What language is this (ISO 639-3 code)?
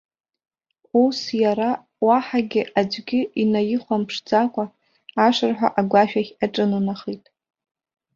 abk